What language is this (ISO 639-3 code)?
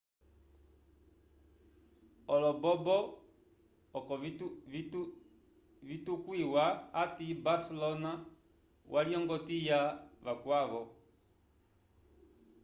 umb